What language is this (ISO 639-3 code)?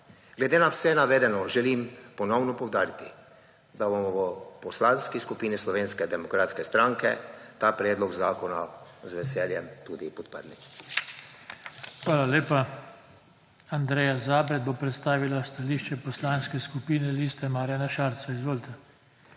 slv